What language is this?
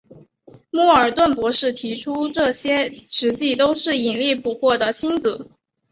Chinese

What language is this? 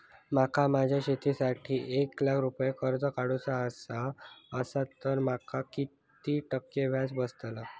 Marathi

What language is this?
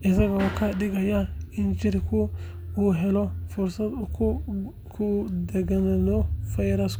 Somali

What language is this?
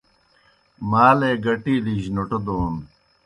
Kohistani Shina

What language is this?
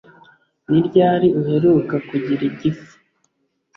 Kinyarwanda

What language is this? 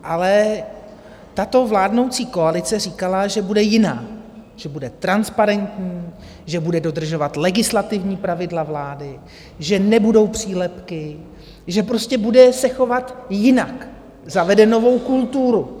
Czech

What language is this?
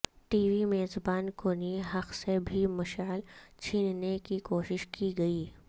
Urdu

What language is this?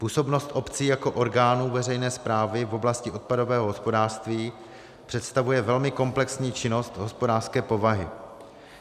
Czech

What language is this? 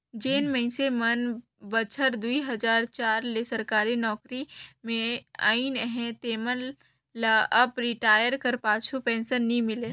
Chhattisgarhi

